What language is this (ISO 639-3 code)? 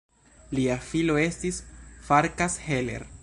epo